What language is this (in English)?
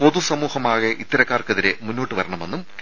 Malayalam